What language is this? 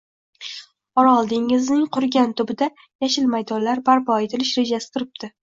Uzbek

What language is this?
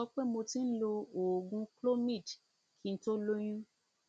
Yoruba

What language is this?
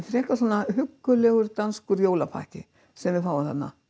Icelandic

